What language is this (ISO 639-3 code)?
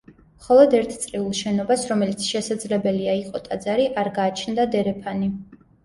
kat